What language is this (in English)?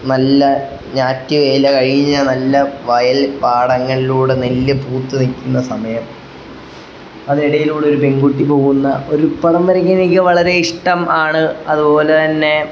Malayalam